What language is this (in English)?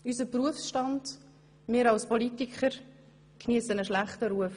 Swiss German